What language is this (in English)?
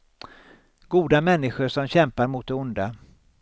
Swedish